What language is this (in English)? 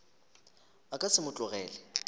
Northern Sotho